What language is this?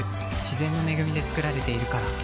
Japanese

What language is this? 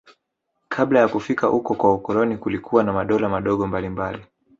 Swahili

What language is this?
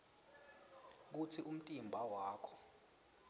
Swati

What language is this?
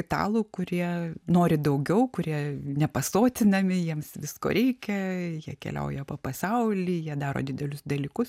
Lithuanian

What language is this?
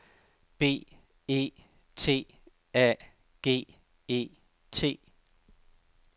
Danish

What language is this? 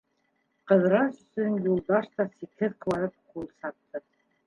Bashkir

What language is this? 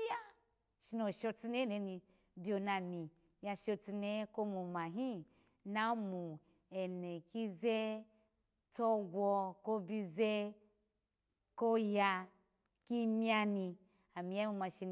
Alago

